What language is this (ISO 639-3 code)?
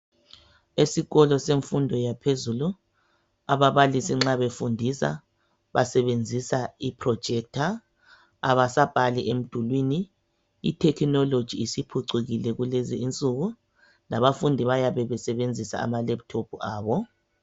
nde